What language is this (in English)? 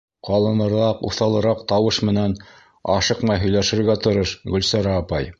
Bashkir